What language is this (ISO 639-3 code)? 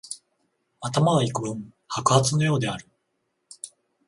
jpn